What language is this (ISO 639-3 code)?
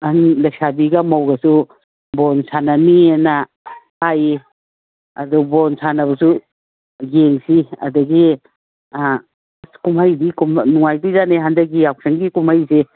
mni